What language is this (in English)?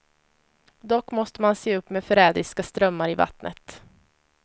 Swedish